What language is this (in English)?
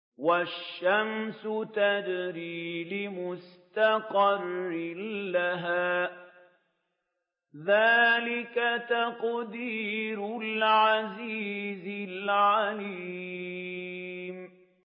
Arabic